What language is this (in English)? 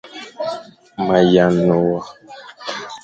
Fang